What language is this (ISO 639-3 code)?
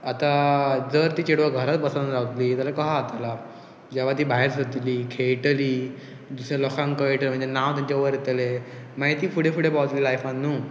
kok